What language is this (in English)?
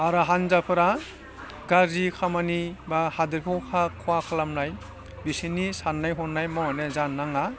Bodo